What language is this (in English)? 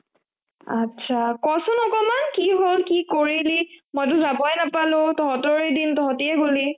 Assamese